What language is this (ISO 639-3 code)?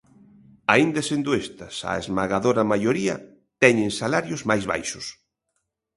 glg